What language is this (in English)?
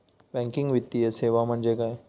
Marathi